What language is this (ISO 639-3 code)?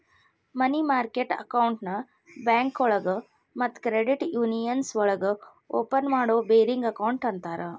kan